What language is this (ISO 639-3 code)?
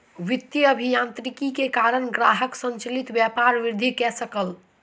mai